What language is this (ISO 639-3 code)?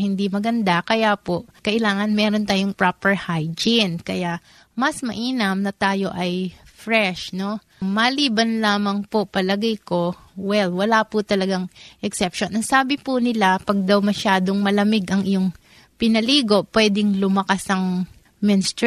fil